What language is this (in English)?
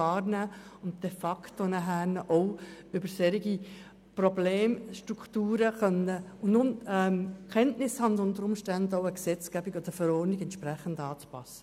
Swiss German